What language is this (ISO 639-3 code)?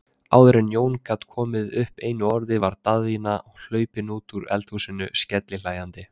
isl